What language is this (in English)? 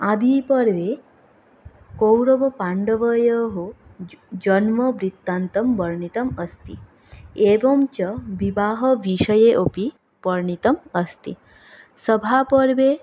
Sanskrit